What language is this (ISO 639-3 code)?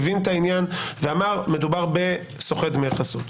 heb